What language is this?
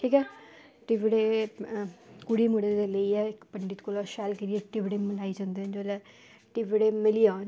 Dogri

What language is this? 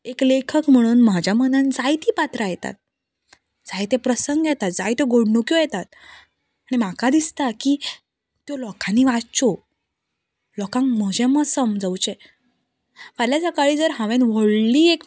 Konkani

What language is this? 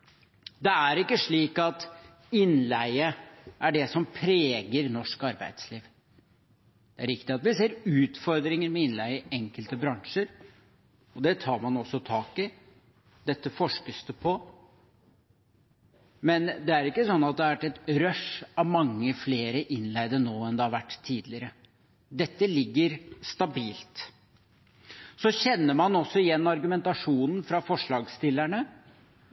Norwegian Bokmål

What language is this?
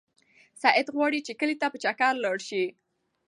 Pashto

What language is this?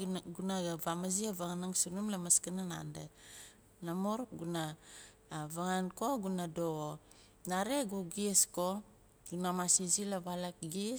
Nalik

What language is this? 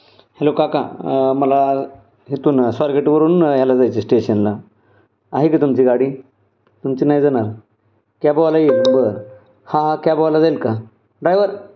Marathi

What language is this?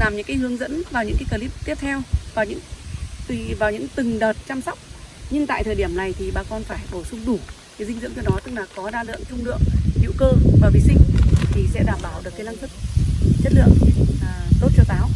Vietnamese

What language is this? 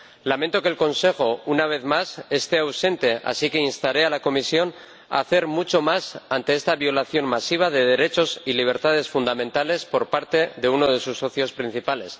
Spanish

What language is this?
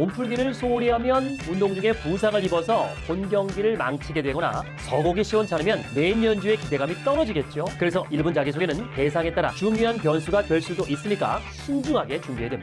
Korean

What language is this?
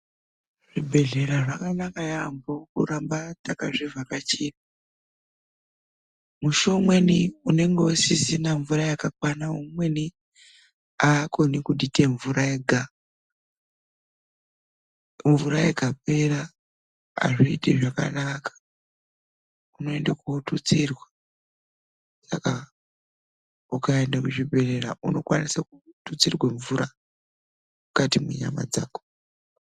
Ndau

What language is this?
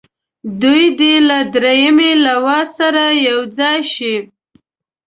Pashto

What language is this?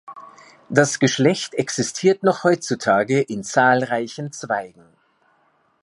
German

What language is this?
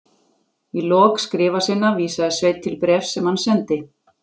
Icelandic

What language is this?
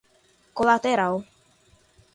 Portuguese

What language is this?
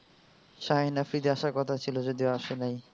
Bangla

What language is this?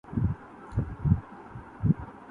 Urdu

